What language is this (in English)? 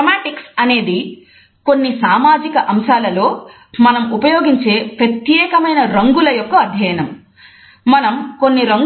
Telugu